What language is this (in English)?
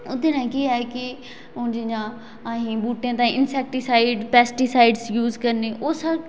Dogri